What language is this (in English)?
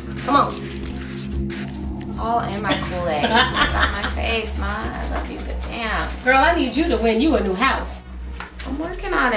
English